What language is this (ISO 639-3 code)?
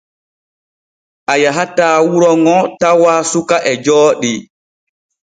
fue